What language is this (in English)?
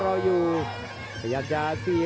Thai